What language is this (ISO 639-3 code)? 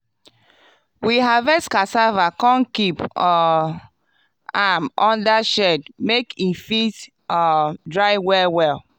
pcm